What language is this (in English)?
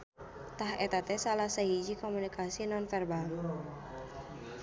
Sundanese